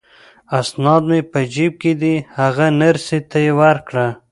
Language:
Pashto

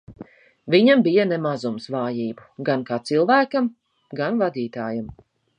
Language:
Latvian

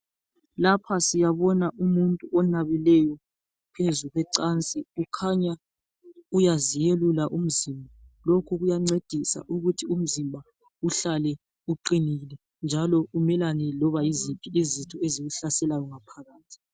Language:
North Ndebele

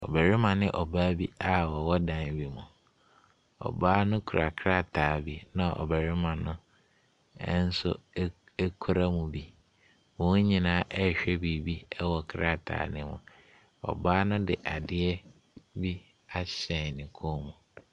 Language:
Akan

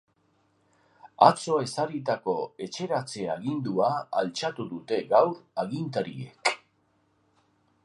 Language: Basque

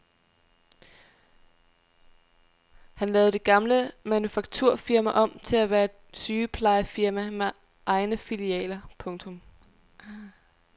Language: Danish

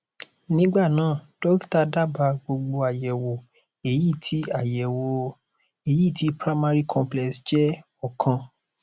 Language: Yoruba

